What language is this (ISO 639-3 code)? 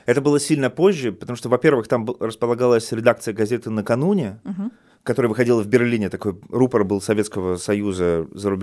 rus